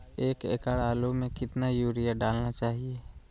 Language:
Magahi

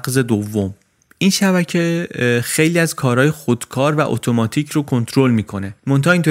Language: Persian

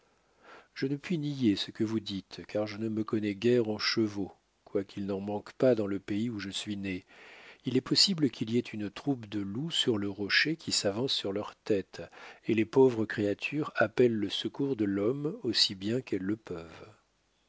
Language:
French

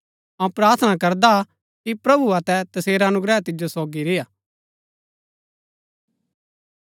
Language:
Gaddi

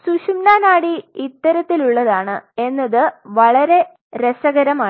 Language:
Malayalam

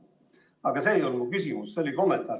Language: Estonian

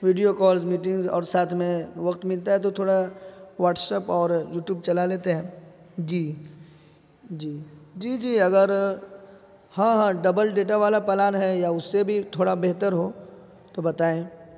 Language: Urdu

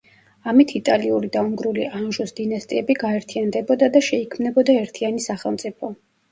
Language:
Georgian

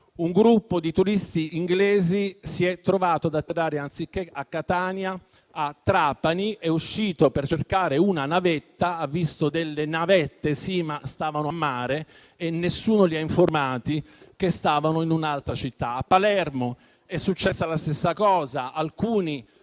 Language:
Italian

